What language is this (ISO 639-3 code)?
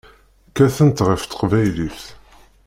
kab